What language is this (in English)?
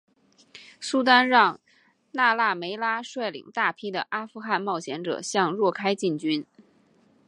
Chinese